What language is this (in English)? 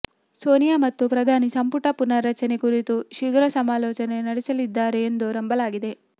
Kannada